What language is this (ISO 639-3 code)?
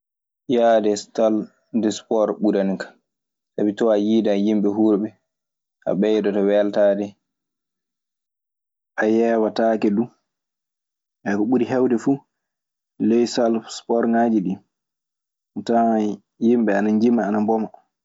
ffm